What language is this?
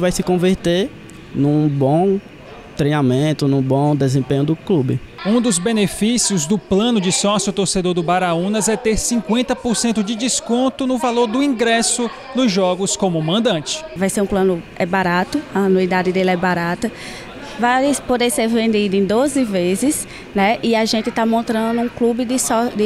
Portuguese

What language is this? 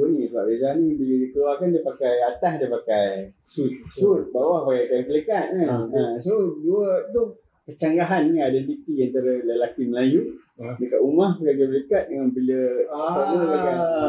Malay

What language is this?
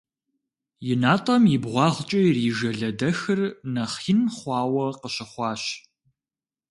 Kabardian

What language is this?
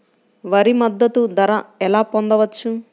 Telugu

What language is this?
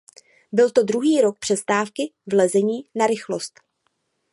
Czech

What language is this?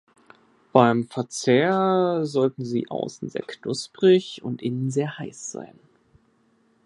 German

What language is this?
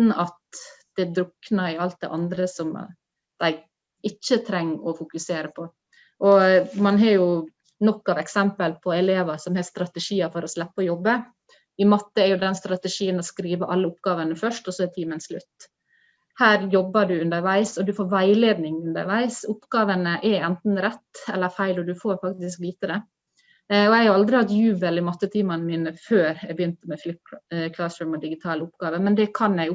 Norwegian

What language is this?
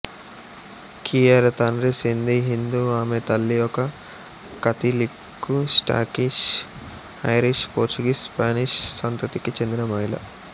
Telugu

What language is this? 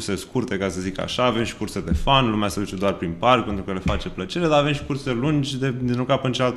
Romanian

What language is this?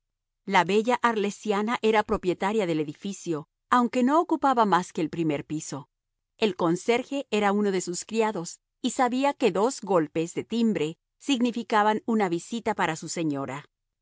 Spanish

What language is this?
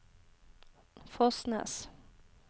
Norwegian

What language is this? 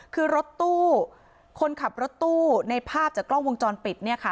Thai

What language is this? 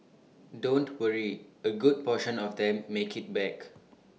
English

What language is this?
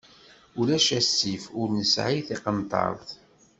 Kabyle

